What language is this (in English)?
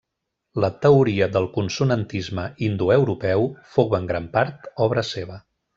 Catalan